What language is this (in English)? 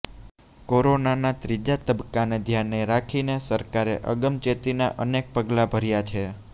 Gujarati